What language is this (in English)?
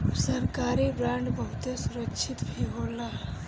Bhojpuri